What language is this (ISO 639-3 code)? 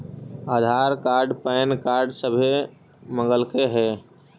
mag